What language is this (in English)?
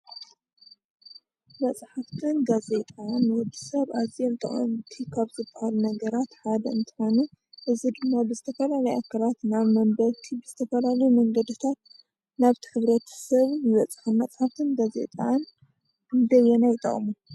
Tigrinya